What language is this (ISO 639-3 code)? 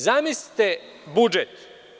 srp